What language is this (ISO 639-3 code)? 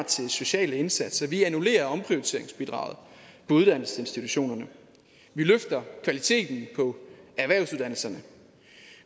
dan